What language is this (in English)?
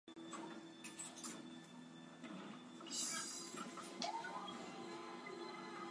Chinese